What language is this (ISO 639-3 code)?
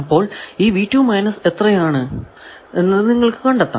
mal